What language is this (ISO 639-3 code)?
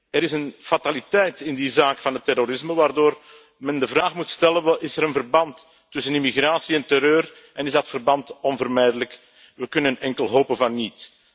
nld